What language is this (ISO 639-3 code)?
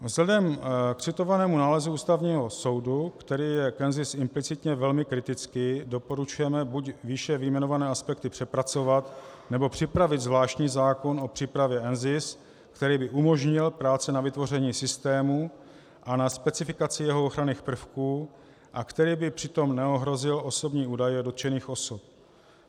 ces